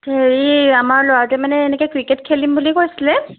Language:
Assamese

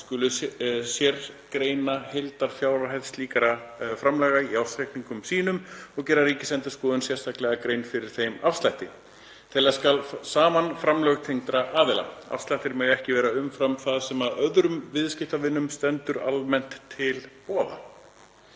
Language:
Icelandic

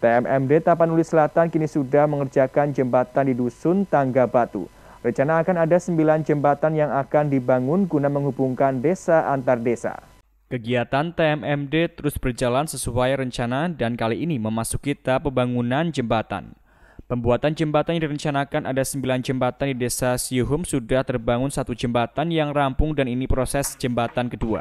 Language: Indonesian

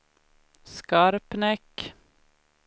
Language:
Swedish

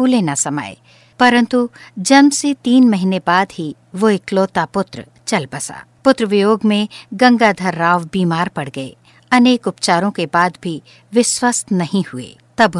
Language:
Hindi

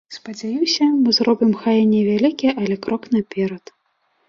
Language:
Belarusian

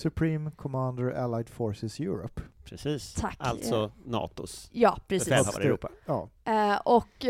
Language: Swedish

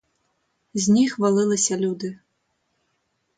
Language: Ukrainian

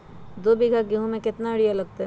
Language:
Magahi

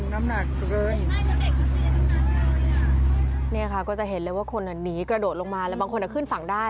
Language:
Thai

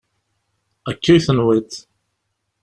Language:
Kabyle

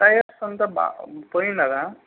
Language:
Telugu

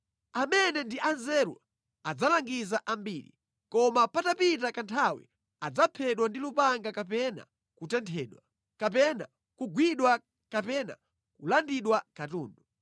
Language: Nyanja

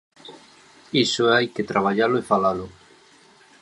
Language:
Galician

